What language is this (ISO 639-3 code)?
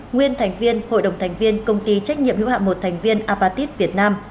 vie